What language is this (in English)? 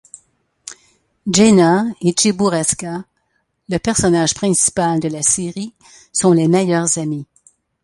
French